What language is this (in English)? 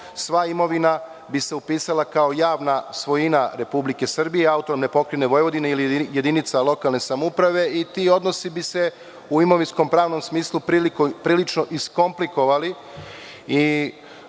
Serbian